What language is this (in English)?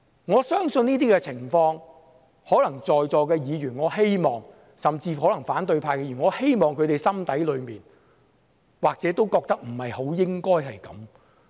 Cantonese